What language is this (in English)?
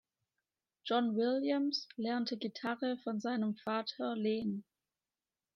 German